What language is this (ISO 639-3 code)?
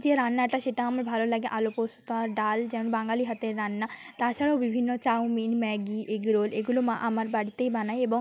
ben